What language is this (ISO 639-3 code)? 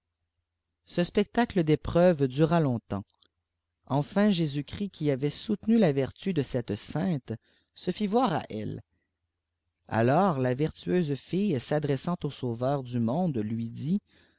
fra